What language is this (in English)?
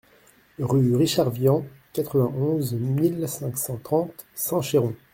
French